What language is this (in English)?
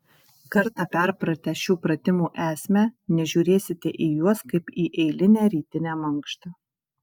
Lithuanian